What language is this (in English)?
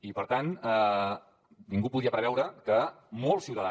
Catalan